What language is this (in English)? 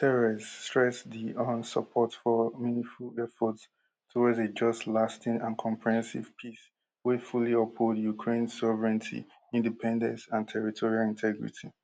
Nigerian Pidgin